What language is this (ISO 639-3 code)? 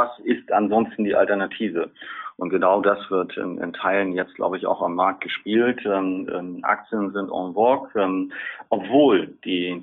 deu